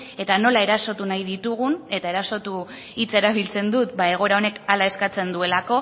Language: Basque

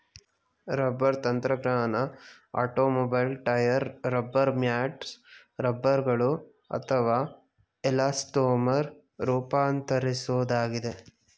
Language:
Kannada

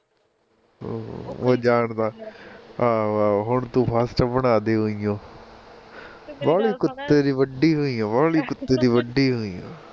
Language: Punjabi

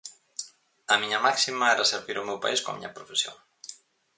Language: Galician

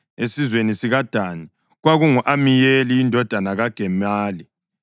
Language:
North Ndebele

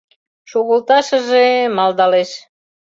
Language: Mari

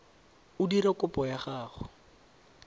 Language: Tswana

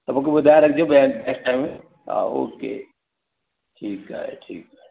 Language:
Sindhi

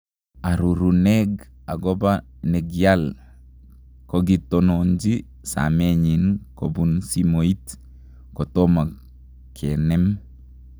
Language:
Kalenjin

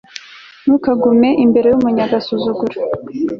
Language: Kinyarwanda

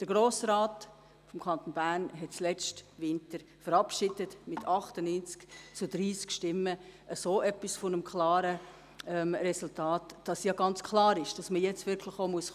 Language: Swiss German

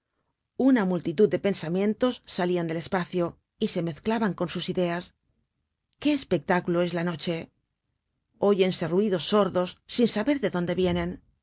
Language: Spanish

